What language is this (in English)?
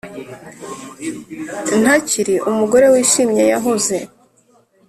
Kinyarwanda